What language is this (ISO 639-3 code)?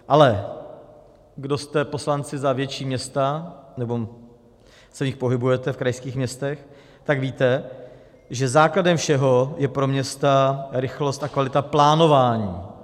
ces